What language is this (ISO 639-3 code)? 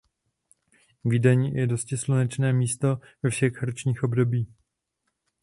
ces